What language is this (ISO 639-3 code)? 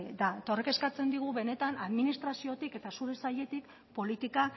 eus